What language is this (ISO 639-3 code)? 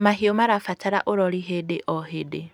kik